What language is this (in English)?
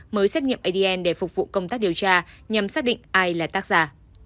Vietnamese